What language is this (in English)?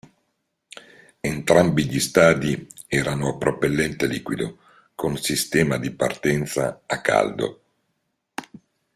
Italian